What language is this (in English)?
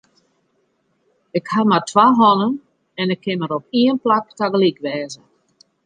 Western Frisian